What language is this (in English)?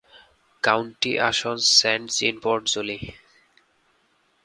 Bangla